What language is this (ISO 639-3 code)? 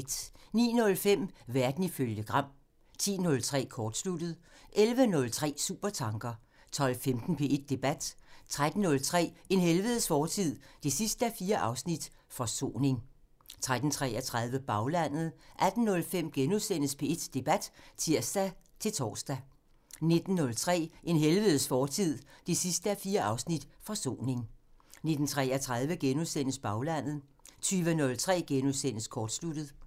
dan